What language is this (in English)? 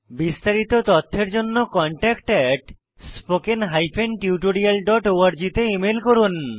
Bangla